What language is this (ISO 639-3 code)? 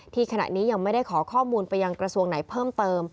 tha